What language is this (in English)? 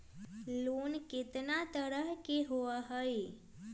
Magahi